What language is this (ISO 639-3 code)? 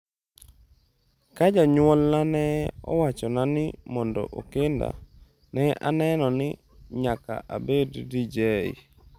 luo